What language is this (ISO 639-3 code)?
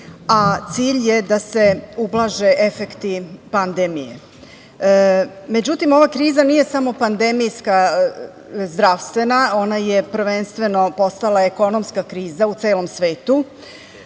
srp